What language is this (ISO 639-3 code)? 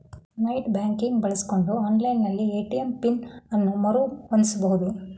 kan